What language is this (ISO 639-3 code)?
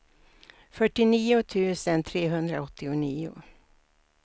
swe